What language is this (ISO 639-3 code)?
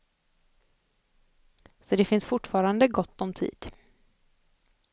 swe